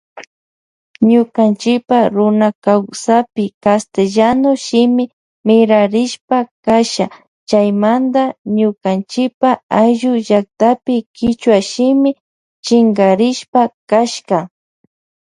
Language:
Loja Highland Quichua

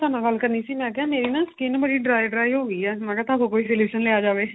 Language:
Punjabi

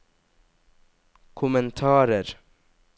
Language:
Norwegian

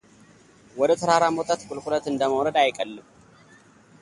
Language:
Amharic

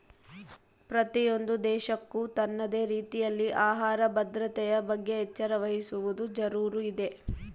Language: Kannada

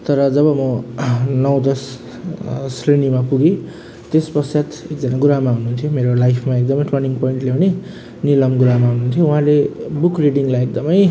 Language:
Nepali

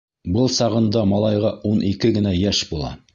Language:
Bashkir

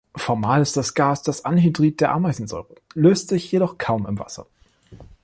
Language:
German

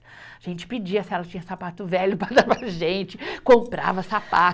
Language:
Portuguese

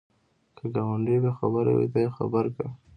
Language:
Pashto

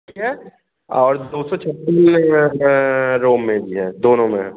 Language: Hindi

